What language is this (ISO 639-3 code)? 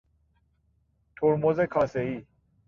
fas